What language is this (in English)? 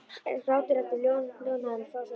Icelandic